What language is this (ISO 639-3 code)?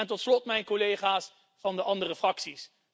nld